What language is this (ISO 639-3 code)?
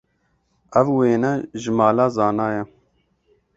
kur